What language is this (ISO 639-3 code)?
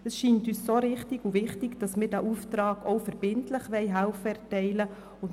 gsw